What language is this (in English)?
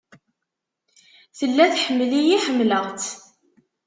Kabyle